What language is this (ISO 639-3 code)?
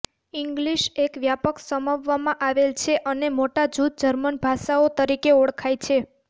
guj